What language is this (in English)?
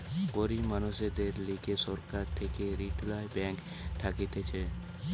Bangla